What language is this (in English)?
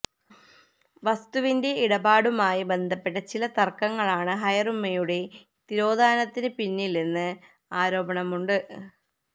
Malayalam